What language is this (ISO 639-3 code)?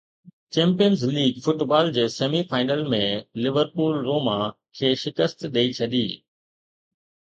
snd